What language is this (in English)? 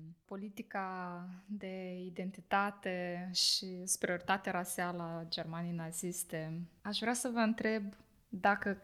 Romanian